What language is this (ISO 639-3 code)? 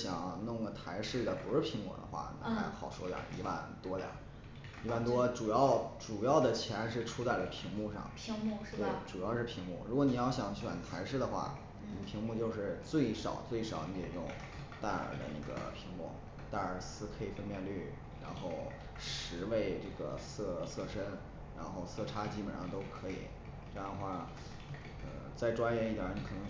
zho